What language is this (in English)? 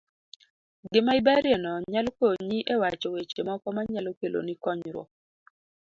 Luo (Kenya and Tanzania)